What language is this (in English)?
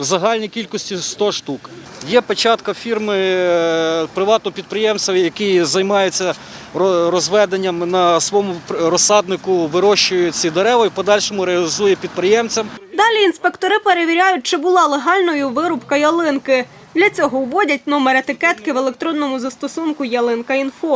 Ukrainian